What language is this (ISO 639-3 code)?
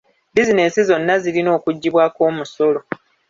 lug